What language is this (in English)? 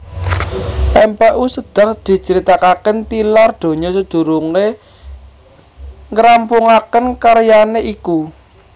Javanese